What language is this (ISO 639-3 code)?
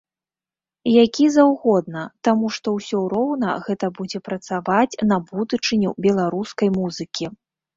bel